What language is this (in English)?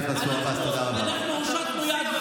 Hebrew